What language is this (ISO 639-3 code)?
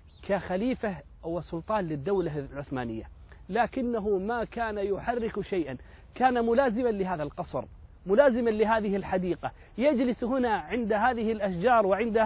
ara